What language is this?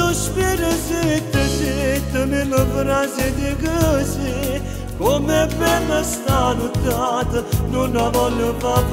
Romanian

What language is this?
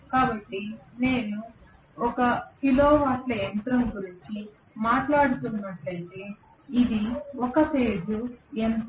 Telugu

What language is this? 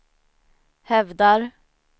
Swedish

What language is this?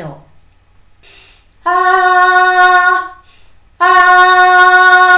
Japanese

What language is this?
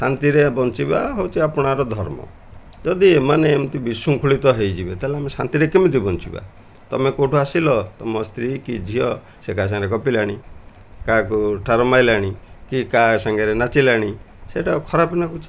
Odia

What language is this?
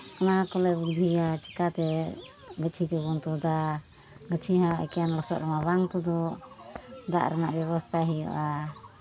Santali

